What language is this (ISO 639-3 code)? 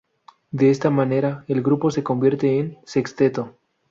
spa